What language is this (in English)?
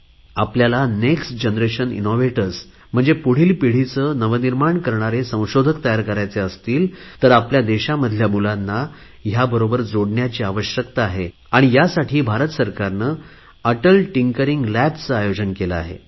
Marathi